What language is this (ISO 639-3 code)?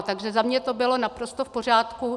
ces